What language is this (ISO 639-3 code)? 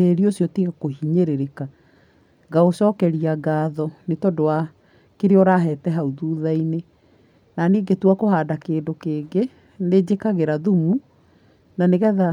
kik